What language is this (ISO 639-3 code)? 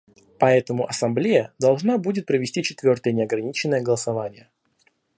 rus